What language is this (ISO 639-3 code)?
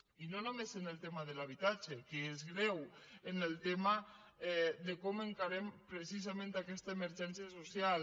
cat